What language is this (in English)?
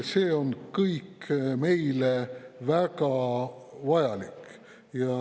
Estonian